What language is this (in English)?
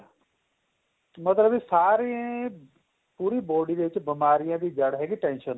Punjabi